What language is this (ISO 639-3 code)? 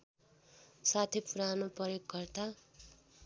nep